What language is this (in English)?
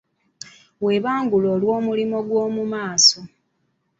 Ganda